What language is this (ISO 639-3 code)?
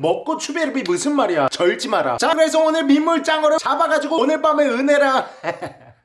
kor